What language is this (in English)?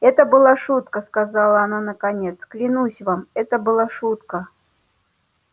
Russian